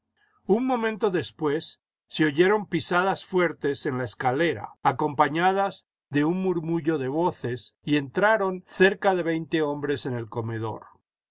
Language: Spanish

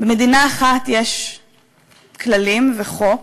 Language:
Hebrew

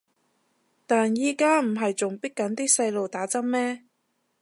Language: Cantonese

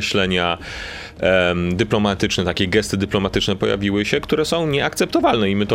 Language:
Polish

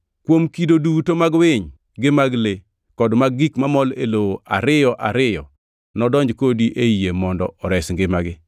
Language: Luo (Kenya and Tanzania)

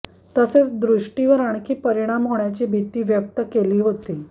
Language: Marathi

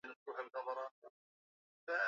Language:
Swahili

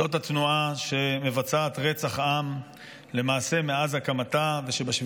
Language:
Hebrew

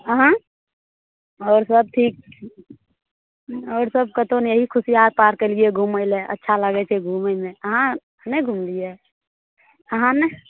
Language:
Maithili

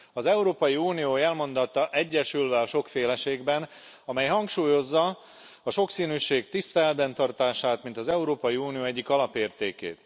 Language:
Hungarian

